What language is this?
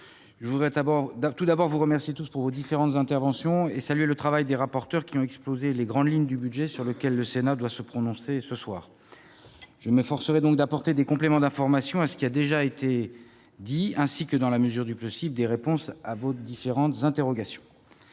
French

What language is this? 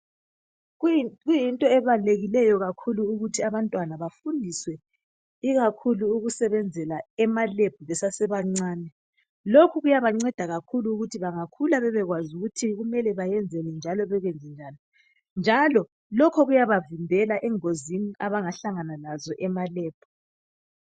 North Ndebele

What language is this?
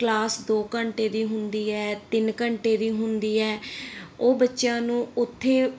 Punjabi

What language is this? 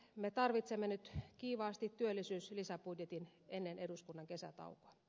Finnish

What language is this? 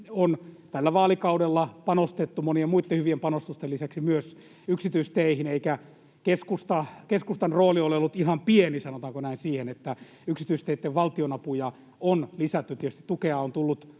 Finnish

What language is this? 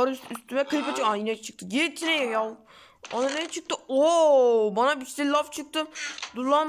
Turkish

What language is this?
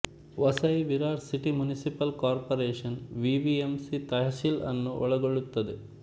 Kannada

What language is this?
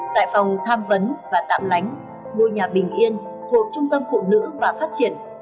Vietnamese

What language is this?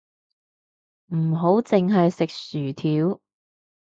Cantonese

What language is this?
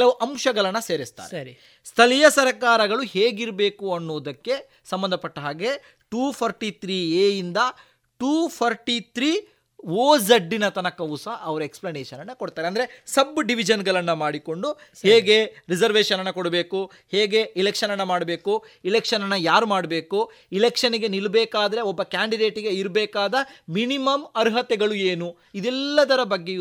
Kannada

